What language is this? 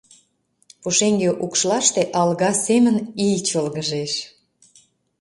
Mari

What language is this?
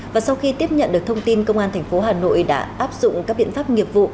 Vietnamese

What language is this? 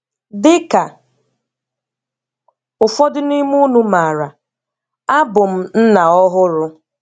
Igbo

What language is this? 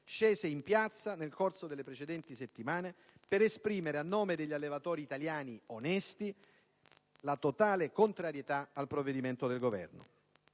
Italian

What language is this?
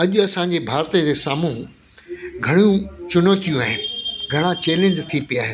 Sindhi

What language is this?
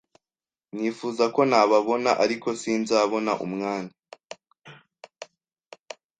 Kinyarwanda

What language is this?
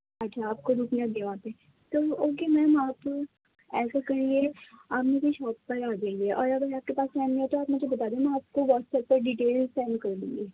Urdu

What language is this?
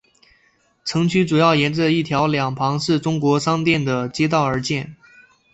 Chinese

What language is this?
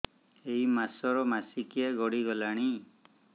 Odia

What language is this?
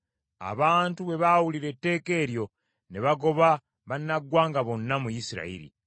Ganda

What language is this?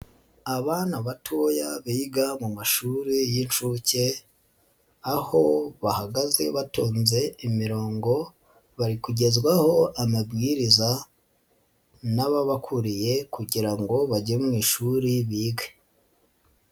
Kinyarwanda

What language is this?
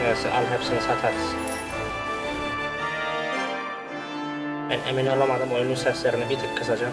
Turkish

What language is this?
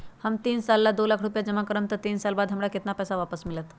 Magahi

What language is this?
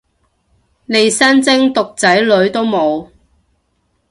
Cantonese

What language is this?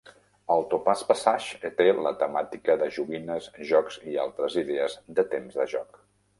Catalan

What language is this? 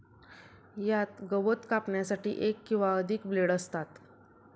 Marathi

